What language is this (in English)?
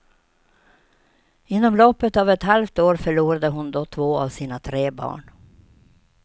Swedish